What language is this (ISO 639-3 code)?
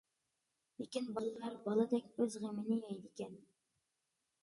uig